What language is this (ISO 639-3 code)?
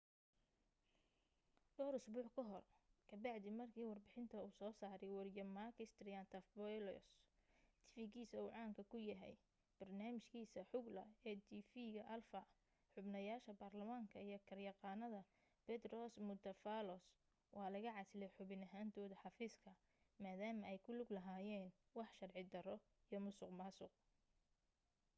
som